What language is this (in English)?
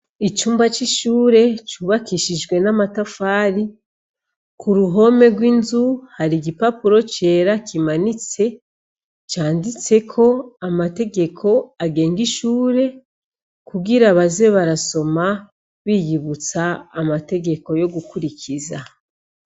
Rundi